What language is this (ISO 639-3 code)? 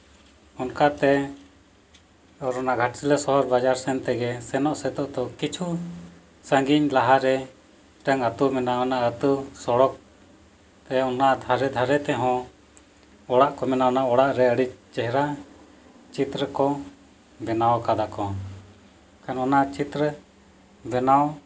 sat